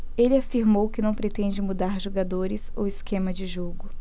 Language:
Portuguese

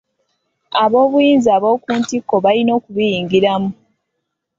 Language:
Ganda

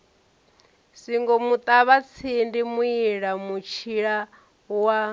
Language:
Venda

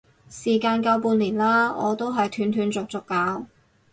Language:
Cantonese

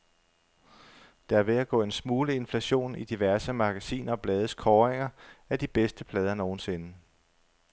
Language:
Danish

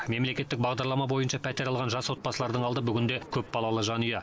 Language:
Kazakh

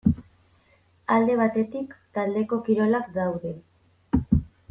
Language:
Basque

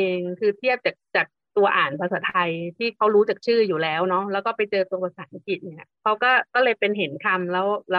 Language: Thai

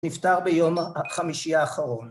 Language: Hebrew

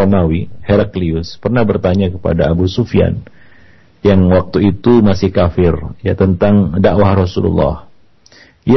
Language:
Malay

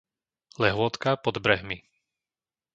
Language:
Slovak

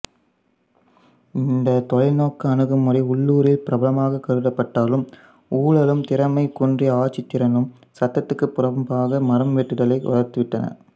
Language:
Tamil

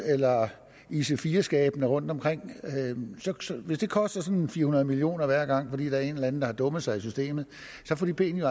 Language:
Danish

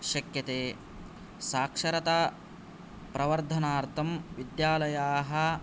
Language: Sanskrit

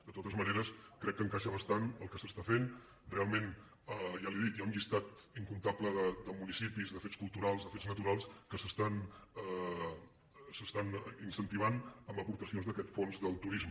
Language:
Catalan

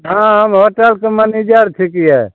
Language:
Maithili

